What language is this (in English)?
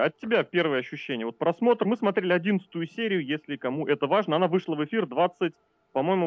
Russian